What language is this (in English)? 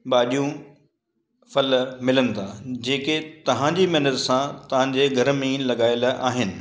Sindhi